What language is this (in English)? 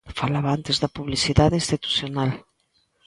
Galician